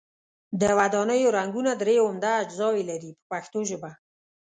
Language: Pashto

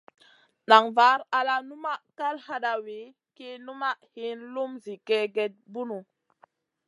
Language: Masana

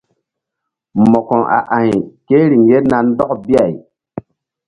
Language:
Mbum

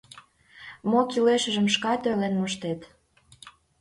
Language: Mari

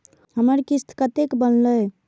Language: Maithili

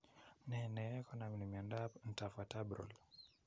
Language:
Kalenjin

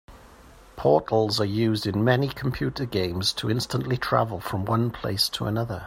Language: English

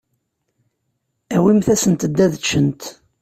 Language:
Kabyle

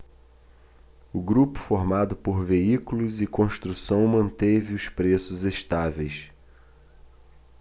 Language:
Portuguese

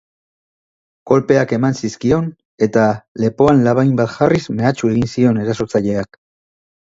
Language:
Basque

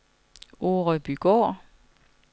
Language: Danish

